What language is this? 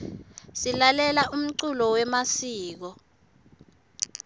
Swati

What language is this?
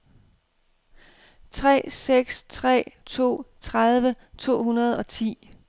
Danish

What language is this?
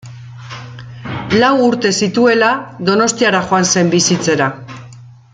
Basque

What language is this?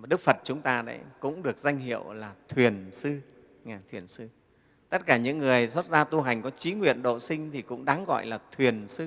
Vietnamese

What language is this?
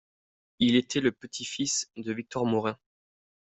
French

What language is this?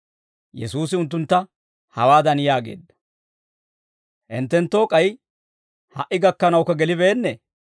Dawro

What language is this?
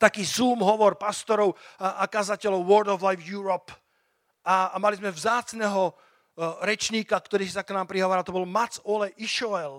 Slovak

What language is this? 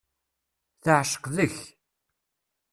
Kabyle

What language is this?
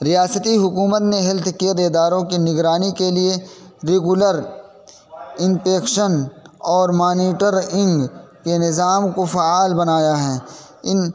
Urdu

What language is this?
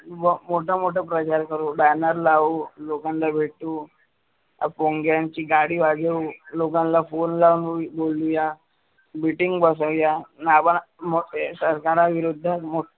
Marathi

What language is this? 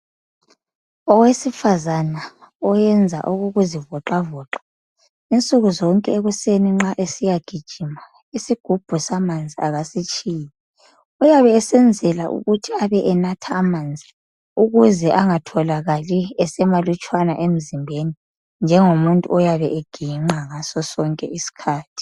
North Ndebele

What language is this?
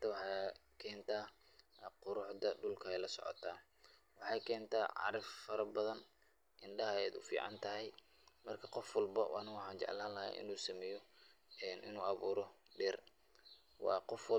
Somali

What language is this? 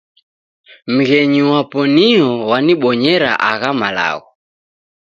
Taita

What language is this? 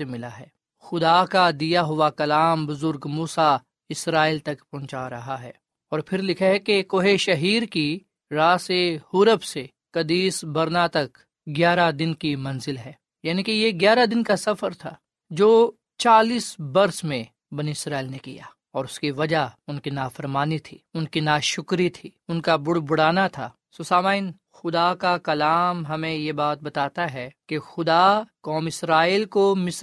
Urdu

